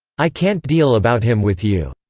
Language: English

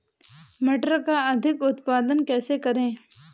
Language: Hindi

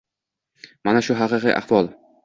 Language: Uzbek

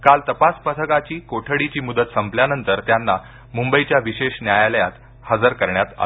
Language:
Marathi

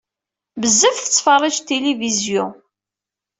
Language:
Kabyle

